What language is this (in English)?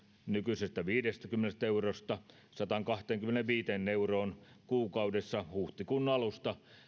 Finnish